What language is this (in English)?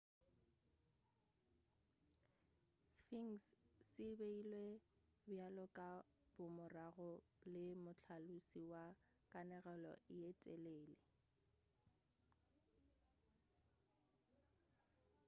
Northern Sotho